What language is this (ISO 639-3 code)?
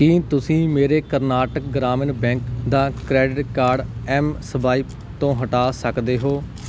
pan